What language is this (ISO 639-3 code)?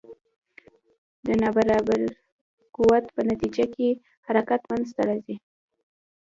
pus